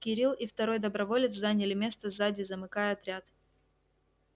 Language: Russian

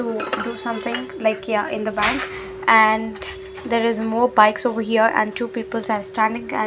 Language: English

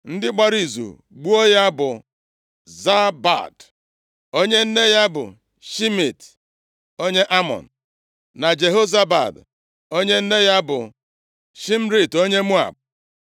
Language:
Igbo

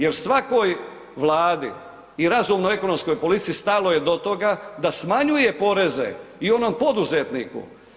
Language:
Croatian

